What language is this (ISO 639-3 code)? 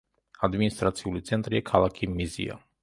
kat